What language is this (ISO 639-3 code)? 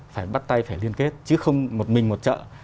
vie